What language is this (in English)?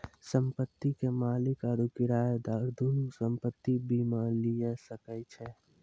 Maithili